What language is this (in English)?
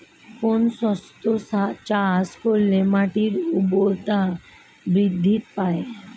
Bangla